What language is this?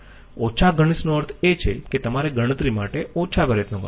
Gujarati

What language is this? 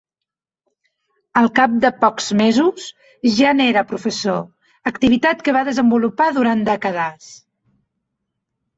Catalan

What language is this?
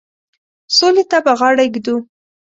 Pashto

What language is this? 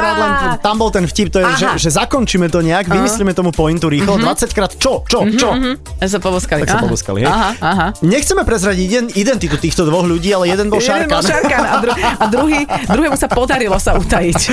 Slovak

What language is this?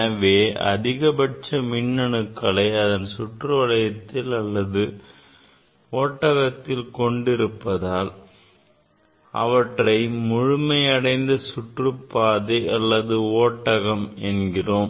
Tamil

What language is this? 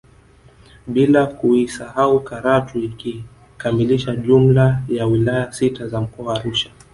Swahili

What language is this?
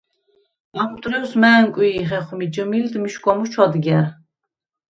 Svan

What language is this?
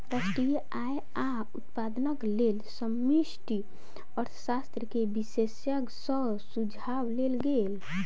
Maithili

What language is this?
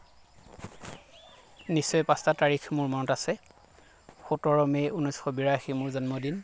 Assamese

